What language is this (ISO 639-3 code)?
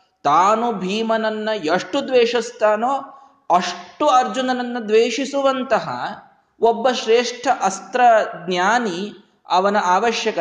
kan